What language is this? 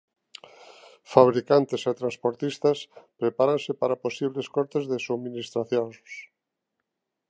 Galician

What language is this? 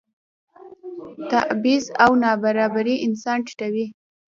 Pashto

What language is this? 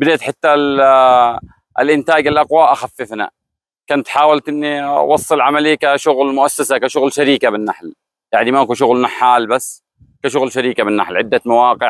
Arabic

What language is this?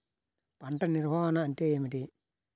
Telugu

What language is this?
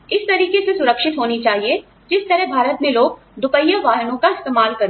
Hindi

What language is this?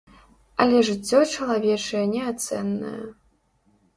Belarusian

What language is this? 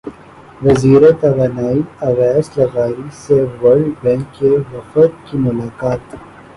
Urdu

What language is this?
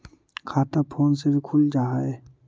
Magahi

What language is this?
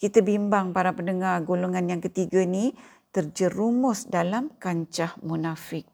Malay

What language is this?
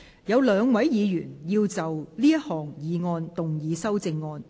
Cantonese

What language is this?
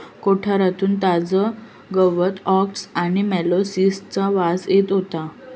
Marathi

